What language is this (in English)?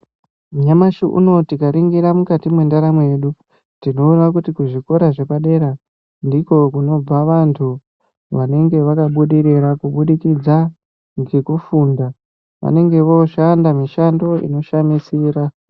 Ndau